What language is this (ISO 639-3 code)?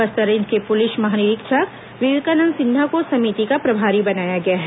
hin